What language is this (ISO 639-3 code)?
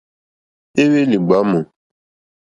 bri